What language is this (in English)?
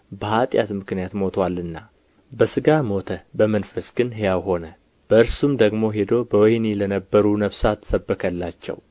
Amharic